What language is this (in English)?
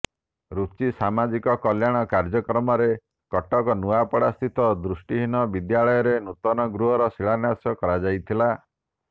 Odia